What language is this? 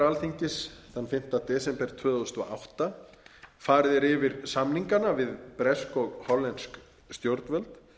Icelandic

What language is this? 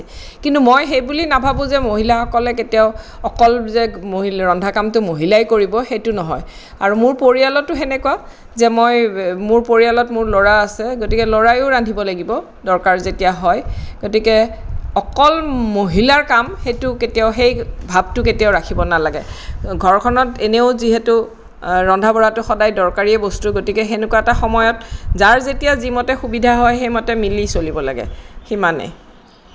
Assamese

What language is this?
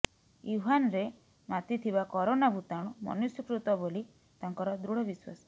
Odia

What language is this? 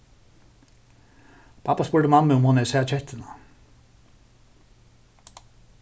Faroese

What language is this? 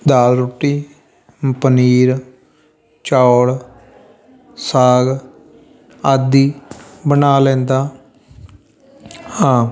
Punjabi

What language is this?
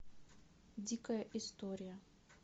Russian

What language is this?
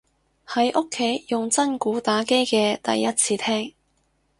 Cantonese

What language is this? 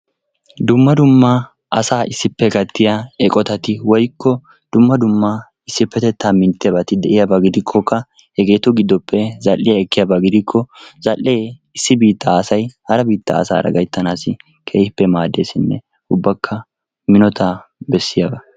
Wolaytta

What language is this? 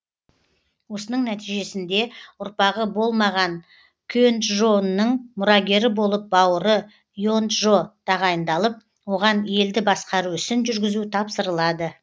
Kazakh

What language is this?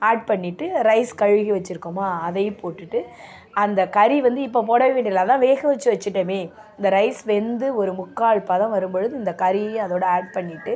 Tamil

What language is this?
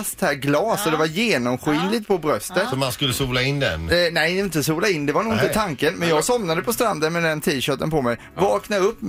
Swedish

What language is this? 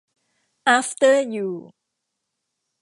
Thai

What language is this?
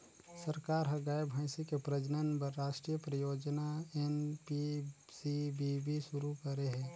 Chhattisgarhi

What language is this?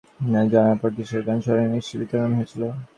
Bangla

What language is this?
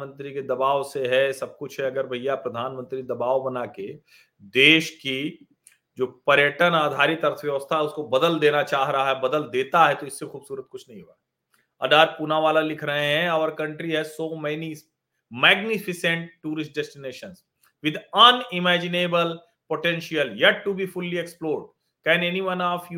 Hindi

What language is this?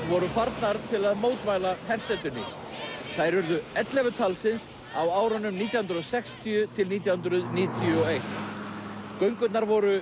Icelandic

